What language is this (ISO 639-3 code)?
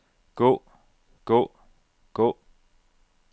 dan